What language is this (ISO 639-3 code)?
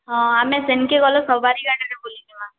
ori